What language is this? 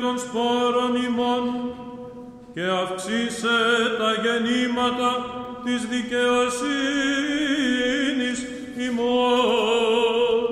Greek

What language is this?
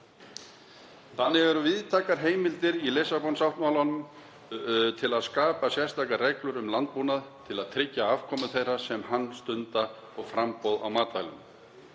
Icelandic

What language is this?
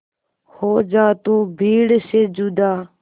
Hindi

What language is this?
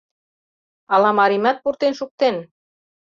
Mari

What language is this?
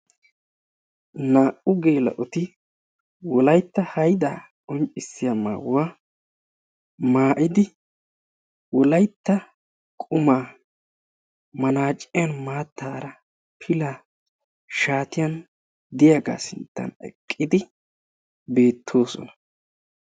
Wolaytta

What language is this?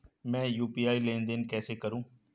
Hindi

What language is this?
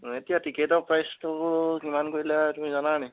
Assamese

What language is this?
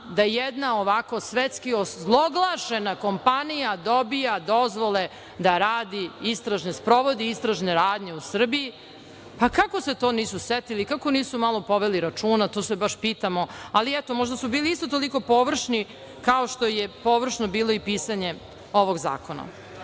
Serbian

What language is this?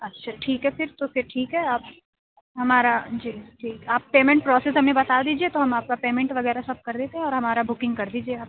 Urdu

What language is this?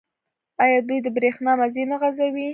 Pashto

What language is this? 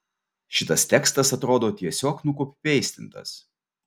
Lithuanian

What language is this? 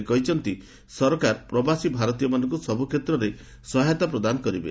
Odia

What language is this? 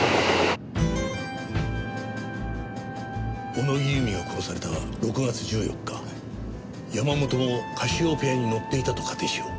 Japanese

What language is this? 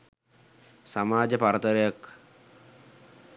Sinhala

